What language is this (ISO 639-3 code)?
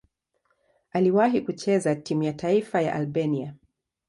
swa